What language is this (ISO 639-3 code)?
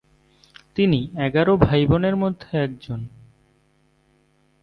ben